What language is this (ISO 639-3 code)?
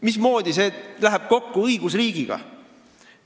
est